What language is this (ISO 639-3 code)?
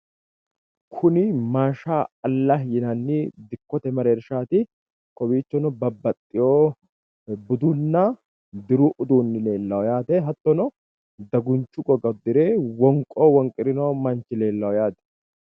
sid